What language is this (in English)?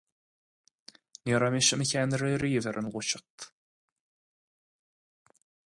Irish